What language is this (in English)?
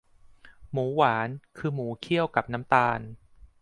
Thai